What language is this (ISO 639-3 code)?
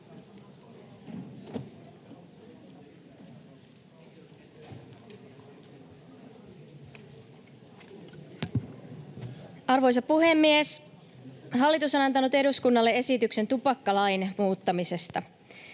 fin